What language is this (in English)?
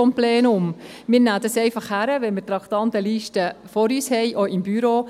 Swiss German